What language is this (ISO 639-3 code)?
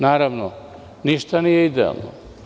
srp